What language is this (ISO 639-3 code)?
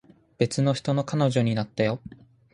jpn